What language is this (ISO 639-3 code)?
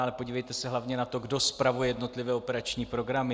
ces